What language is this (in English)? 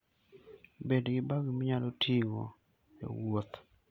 Luo (Kenya and Tanzania)